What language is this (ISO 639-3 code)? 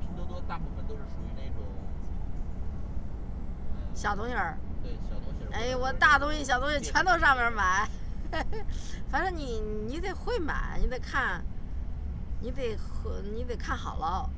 zho